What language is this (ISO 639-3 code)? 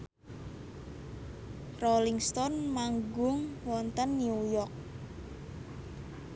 jav